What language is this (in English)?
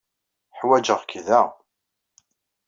Kabyle